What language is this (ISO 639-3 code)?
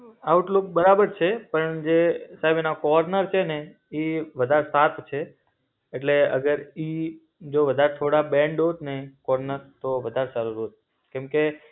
guj